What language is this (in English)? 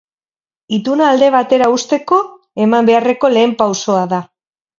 Basque